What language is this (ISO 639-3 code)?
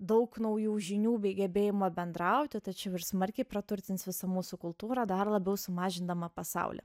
lit